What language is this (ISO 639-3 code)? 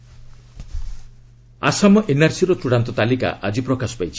ori